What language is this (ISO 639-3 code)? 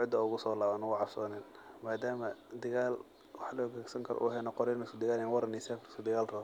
som